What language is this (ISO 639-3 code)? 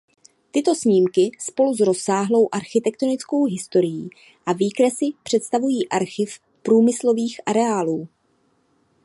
ces